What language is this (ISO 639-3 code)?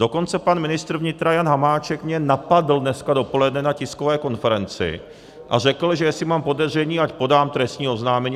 ces